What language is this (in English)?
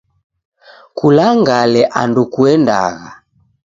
Taita